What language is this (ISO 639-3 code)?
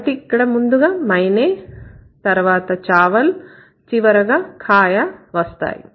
tel